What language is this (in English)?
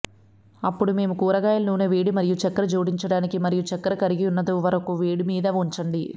Telugu